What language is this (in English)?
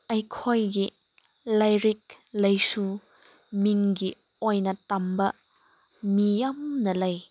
Manipuri